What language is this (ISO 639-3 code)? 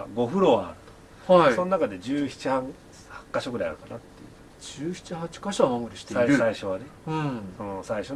jpn